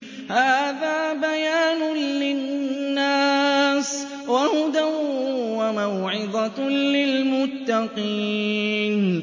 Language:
Arabic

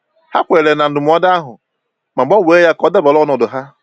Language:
Igbo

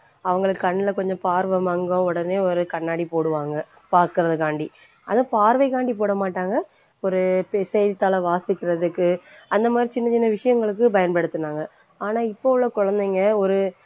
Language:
Tamil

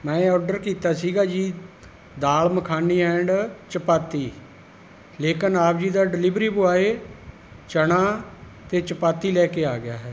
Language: Punjabi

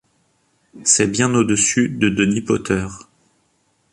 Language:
French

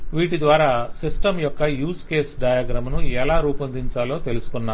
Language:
Telugu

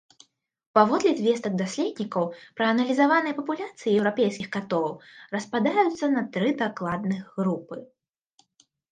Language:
Belarusian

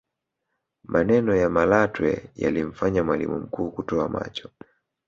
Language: Swahili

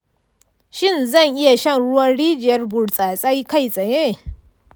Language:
Hausa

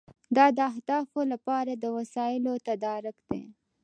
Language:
Pashto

